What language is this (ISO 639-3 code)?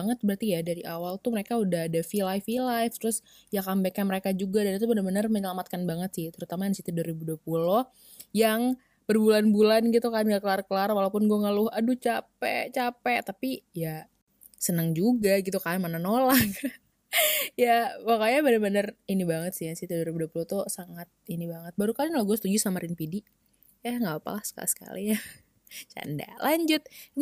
ind